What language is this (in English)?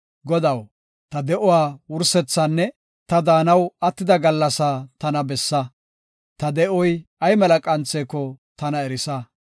Gofa